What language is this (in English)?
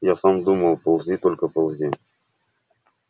Russian